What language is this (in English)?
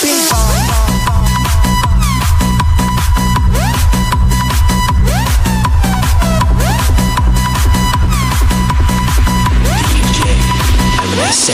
English